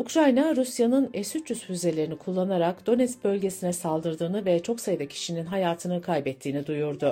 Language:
Turkish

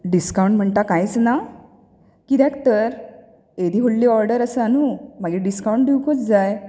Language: Konkani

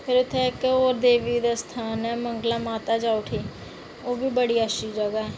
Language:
Dogri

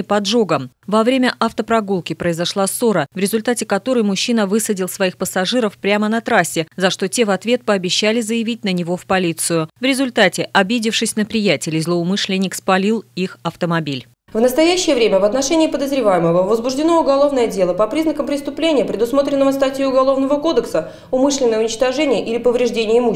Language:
Russian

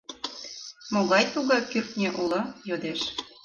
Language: Mari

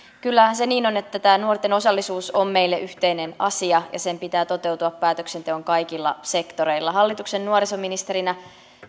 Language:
Finnish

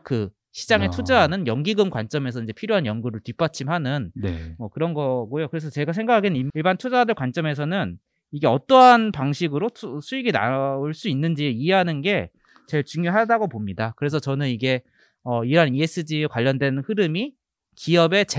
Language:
Korean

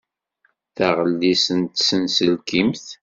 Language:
Kabyle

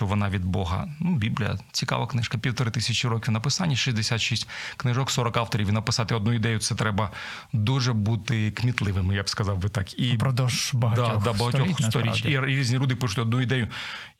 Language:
Ukrainian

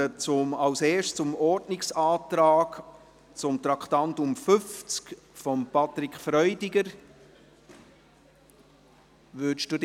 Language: Swiss German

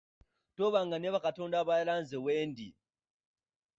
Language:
Ganda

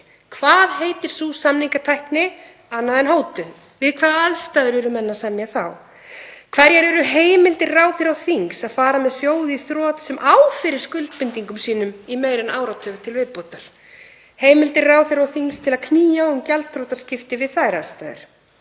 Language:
Icelandic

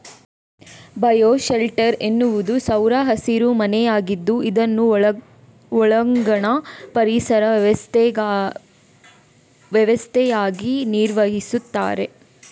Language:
Kannada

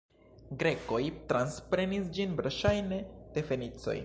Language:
Esperanto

